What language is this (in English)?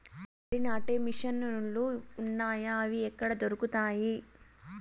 Telugu